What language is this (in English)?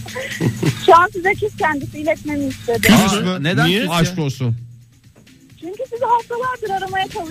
Turkish